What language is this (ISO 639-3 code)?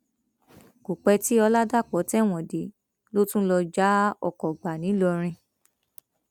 yor